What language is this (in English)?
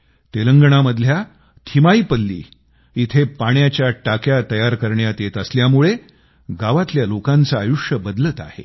Marathi